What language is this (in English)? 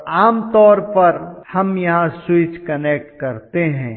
Hindi